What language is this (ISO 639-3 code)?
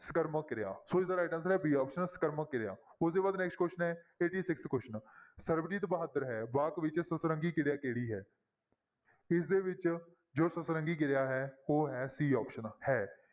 pan